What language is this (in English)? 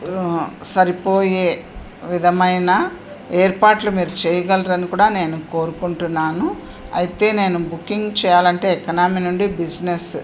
Telugu